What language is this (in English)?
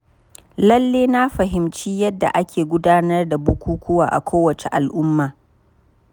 Hausa